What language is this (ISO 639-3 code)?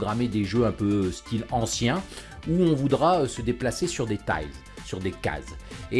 fra